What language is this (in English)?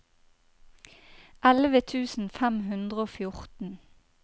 Norwegian